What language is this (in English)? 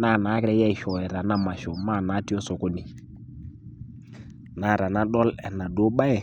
Masai